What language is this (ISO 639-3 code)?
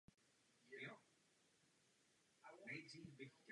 ces